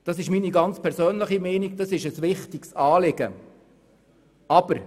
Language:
Swiss German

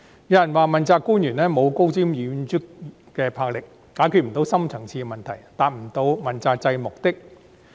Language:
Cantonese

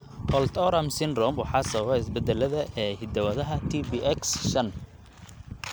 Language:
Somali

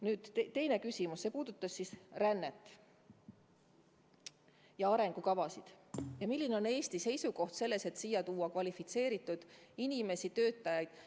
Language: Estonian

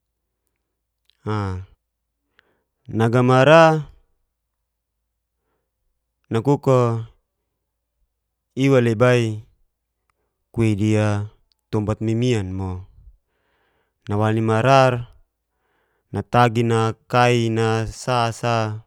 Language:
Geser-Gorom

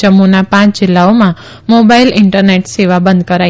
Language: Gujarati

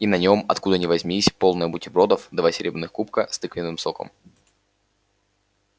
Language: Russian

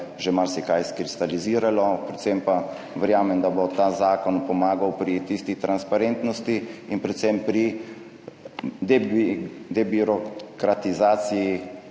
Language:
Slovenian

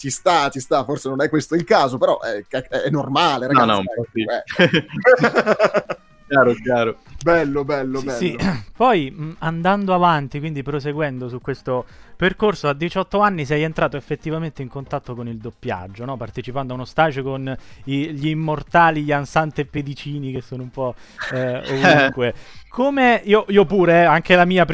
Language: Italian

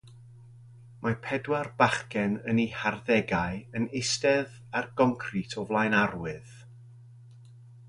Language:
Welsh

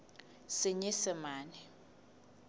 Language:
Southern Sotho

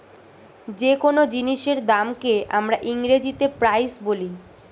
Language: Bangla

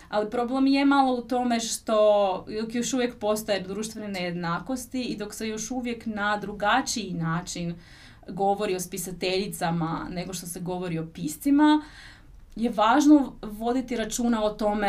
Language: Croatian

